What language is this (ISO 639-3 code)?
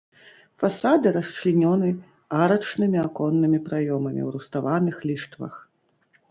bel